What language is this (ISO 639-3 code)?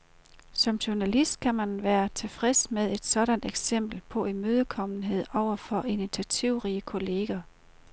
dan